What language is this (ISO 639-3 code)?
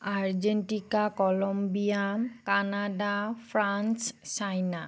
asm